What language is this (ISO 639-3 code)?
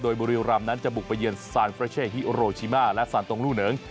tha